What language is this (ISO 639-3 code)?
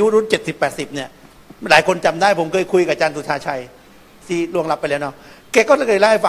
tha